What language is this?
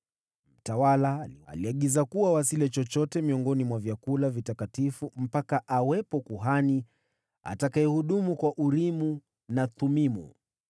Swahili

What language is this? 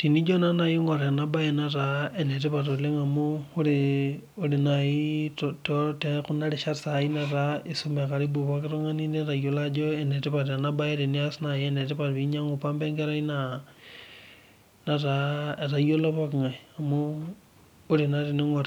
Masai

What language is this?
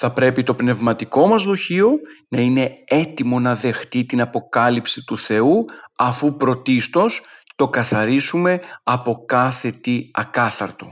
Greek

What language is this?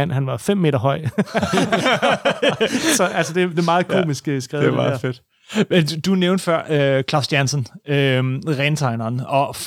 Danish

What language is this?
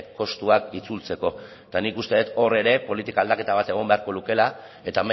Basque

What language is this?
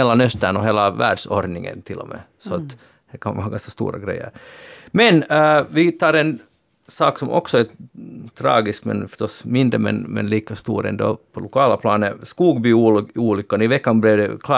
Swedish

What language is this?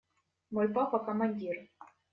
Russian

